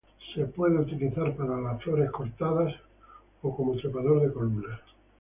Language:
Spanish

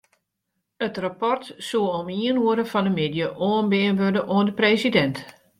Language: Western Frisian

